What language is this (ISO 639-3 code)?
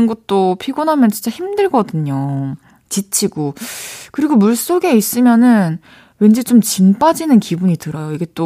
kor